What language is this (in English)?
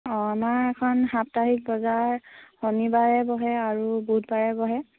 Assamese